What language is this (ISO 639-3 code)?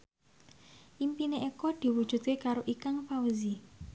jav